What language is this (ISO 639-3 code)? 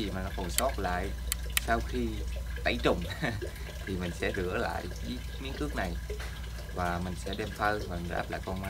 vie